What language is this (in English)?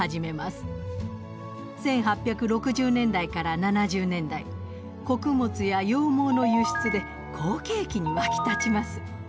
Japanese